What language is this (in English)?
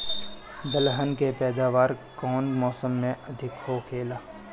Bhojpuri